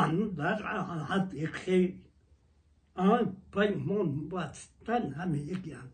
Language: Persian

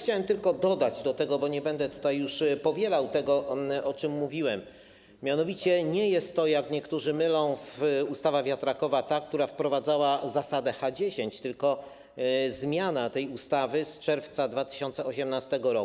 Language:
Polish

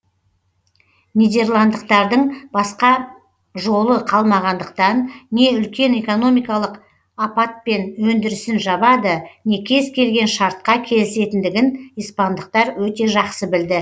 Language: Kazakh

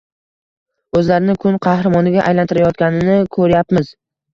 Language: Uzbek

